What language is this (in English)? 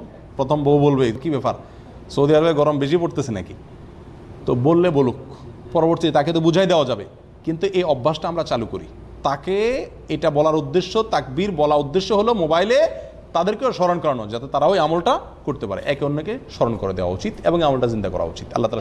Bangla